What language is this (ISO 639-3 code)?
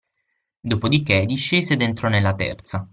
ita